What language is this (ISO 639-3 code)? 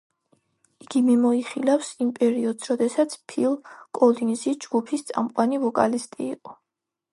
kat